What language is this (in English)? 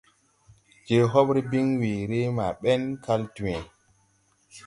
Tupuri